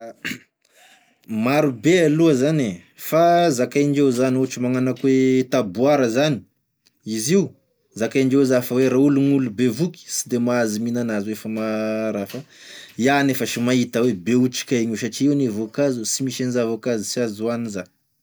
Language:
Tesaka Malagasy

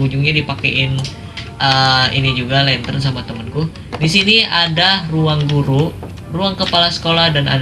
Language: Indonesian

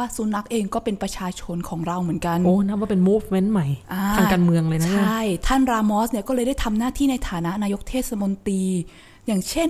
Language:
Thai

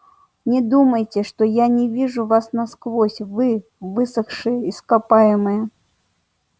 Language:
Russian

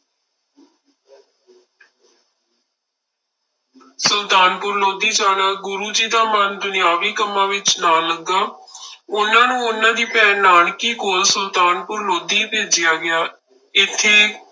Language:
Punjabi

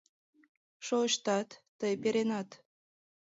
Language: Mari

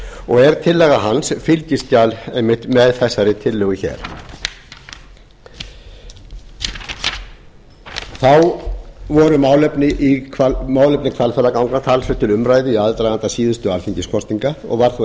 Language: Icelandic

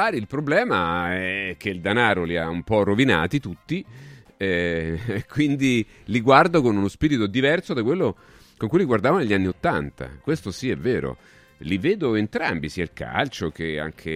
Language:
Italian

